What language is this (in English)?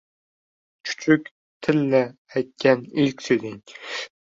Uzbek